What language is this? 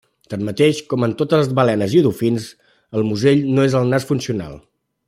Catalan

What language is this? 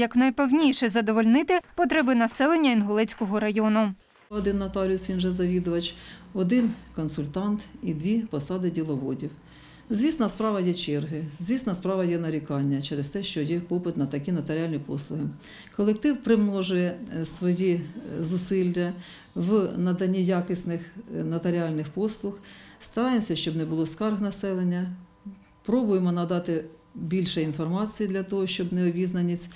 Ukrainian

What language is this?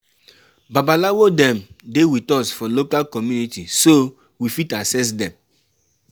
Nigerian Pidgin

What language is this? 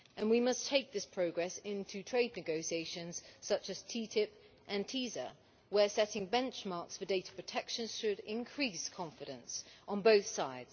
English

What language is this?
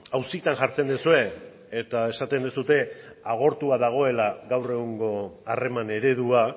Basque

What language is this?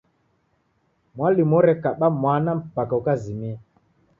Taita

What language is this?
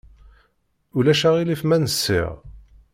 Kabyle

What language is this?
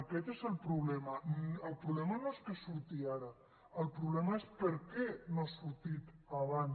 Catalan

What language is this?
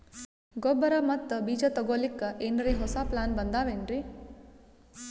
Kannada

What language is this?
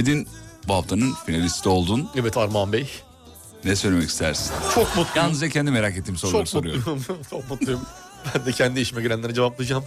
Turkish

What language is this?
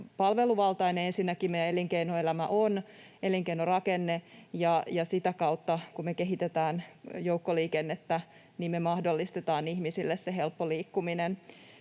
Finnish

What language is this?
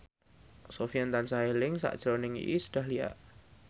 Javanese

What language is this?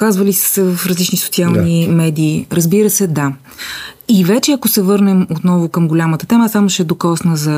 Bulgarian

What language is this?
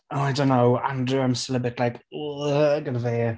Welsh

